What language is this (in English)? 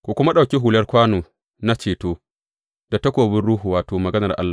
Hausa